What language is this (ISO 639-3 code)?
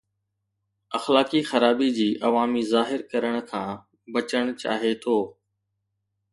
snd